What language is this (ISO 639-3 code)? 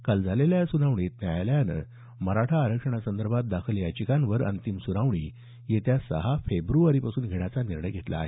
mar